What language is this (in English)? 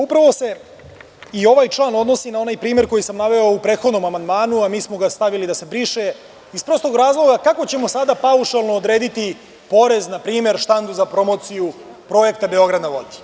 Serbian